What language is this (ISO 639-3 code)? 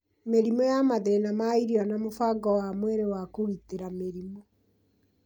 kik